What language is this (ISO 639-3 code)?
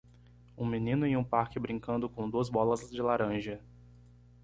por